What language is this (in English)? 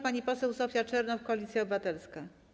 Polish